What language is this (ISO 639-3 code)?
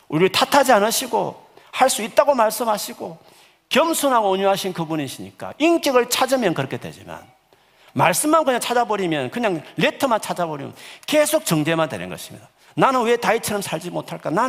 kor